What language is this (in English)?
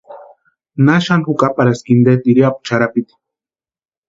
Western Highland Purepecha